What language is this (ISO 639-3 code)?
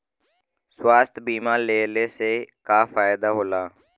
bho